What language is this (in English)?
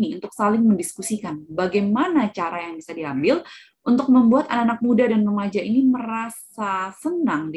Indonesian